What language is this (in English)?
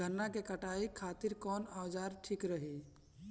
Bhojpuri